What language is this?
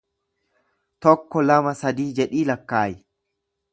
Oromo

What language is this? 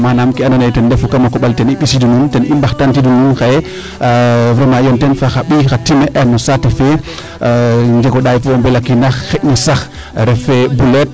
Serer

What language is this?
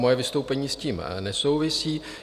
Czech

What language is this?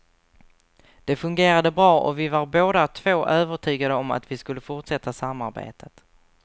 Swedish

